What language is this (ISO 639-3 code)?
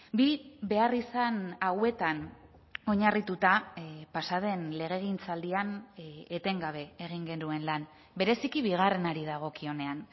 eus